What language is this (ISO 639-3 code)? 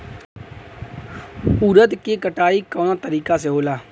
bho